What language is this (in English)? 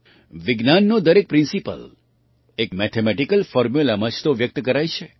Gujarati